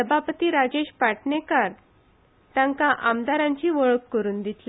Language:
Konkani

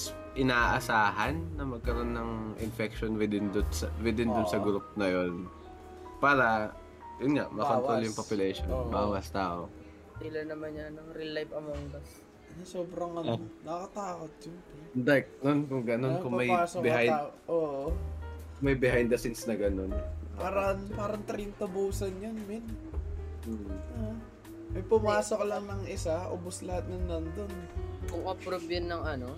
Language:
Filipino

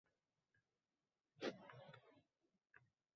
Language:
Uzbek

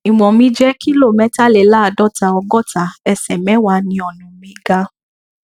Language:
Yoruba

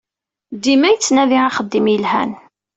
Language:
Kabyle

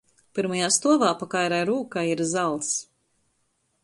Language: Latgalian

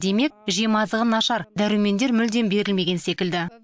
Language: Kazakh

